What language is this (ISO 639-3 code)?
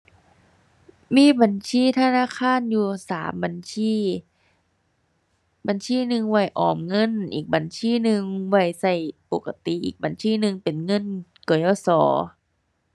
tha